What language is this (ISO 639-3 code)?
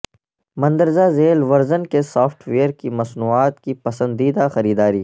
urd